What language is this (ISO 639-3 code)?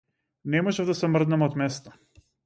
mkd